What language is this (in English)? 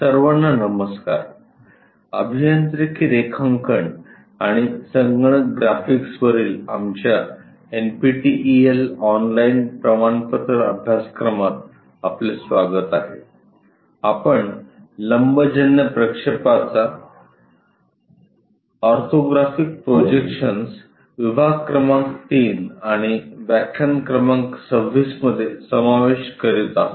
Marathi